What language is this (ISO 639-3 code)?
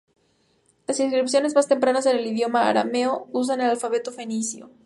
spa